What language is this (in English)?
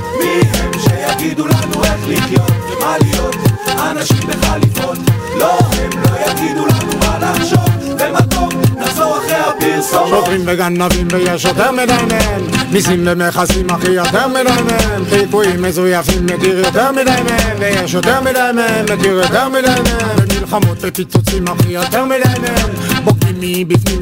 Hebrew